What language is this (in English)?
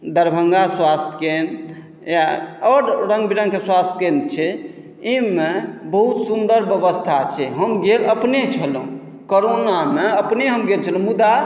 Maithili